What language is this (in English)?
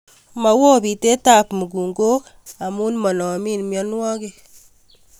Kalenjin